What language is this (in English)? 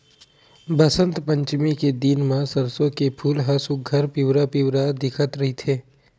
Chhattisgarhi